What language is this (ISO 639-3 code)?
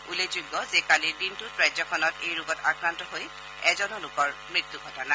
asm